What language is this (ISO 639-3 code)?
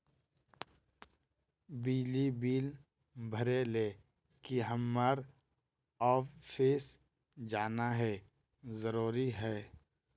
mag